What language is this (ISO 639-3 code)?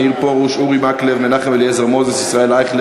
heb